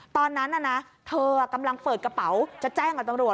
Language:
Thai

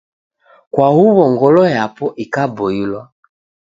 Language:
Taita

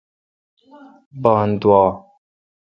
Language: Kalkoti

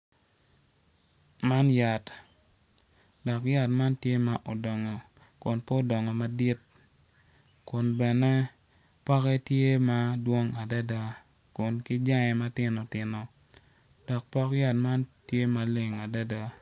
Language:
Acoli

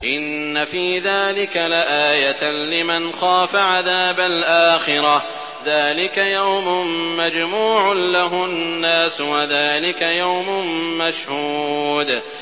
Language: Arabic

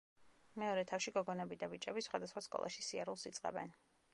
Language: Georgian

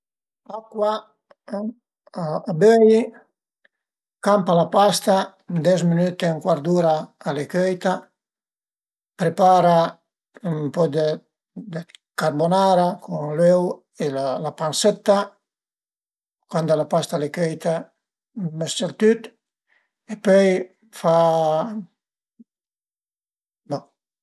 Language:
Piedmontese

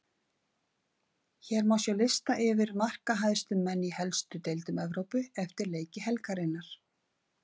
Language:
Icelandic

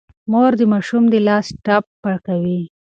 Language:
Pashto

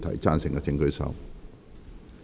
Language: Cantonese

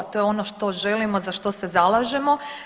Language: Croatian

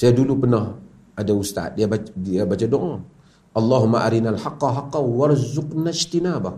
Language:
Malay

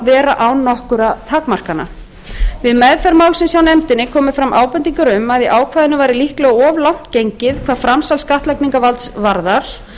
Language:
Icelandic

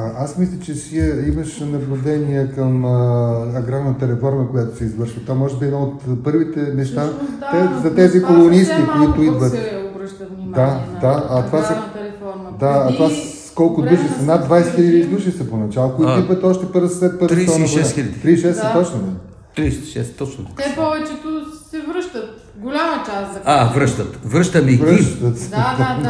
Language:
Bulgarian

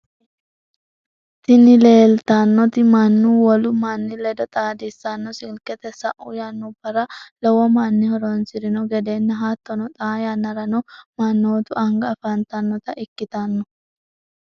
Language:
Sidamo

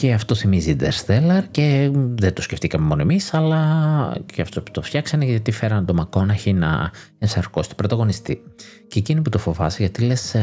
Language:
Greek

